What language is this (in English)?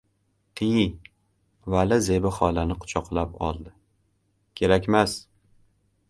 Uzbek